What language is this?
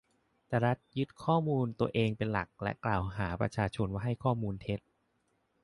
Thai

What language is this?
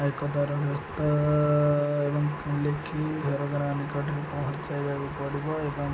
Odia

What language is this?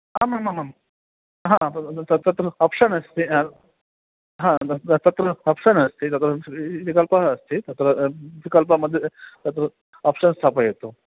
Sanskrit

